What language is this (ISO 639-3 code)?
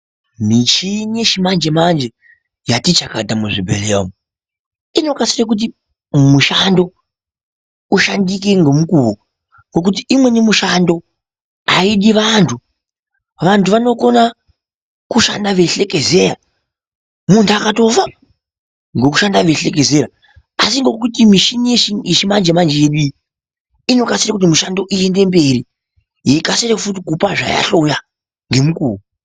ndc